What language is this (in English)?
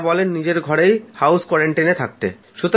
Bangla